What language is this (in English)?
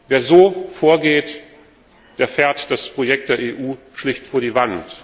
German